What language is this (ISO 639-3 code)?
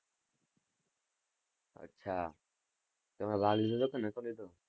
guj